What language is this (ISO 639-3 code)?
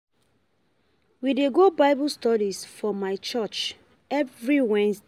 pcm